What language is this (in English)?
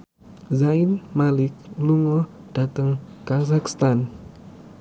Javanese